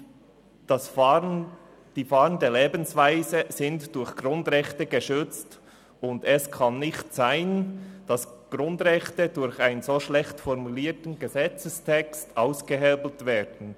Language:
Swiss German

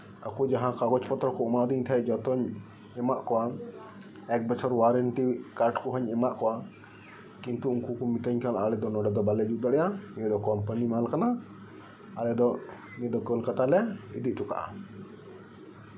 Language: Santali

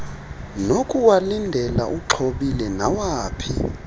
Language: Xhosa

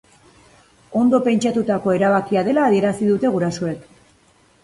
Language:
Basque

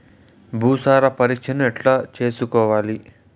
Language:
Telugu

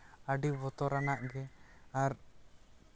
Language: Santali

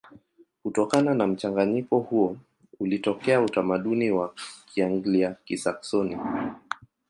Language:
Swahili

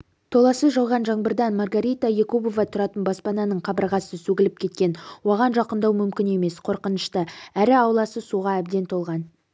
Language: Kazakh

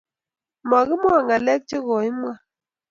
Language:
Kalenjin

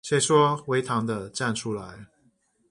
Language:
Chinese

